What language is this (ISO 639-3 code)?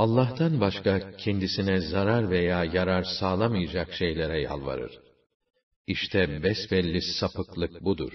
tur